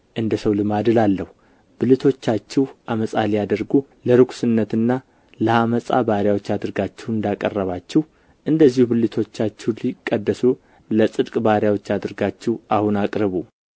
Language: Amharic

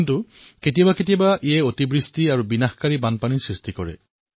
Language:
Assamese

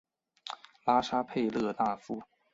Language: Chinese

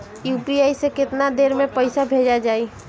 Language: Bhojpuri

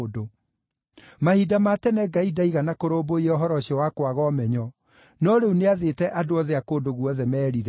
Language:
Kikuyu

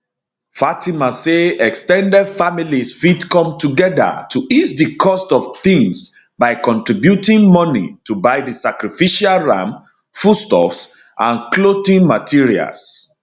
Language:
Nigerian Pidgin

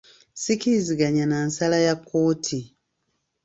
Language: Ganda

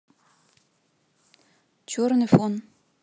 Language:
Russian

